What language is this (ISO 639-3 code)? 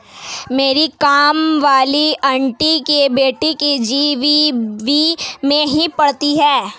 hin